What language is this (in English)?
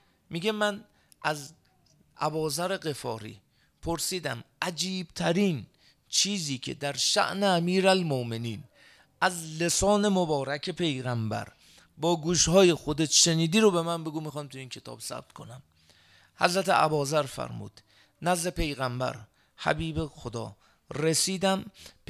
Persian